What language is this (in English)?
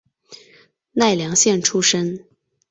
Chinese